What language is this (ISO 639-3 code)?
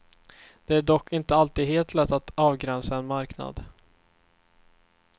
swe